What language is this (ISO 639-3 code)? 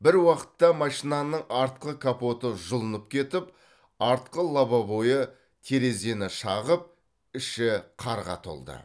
kaz